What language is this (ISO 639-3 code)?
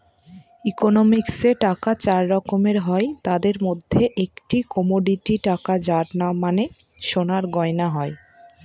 ben